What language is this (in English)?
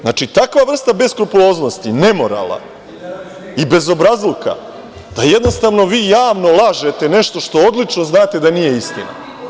Serbian